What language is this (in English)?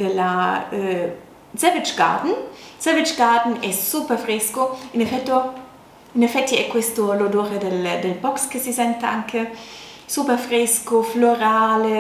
Italian